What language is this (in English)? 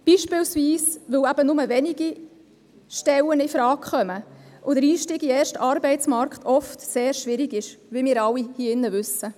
Swiss German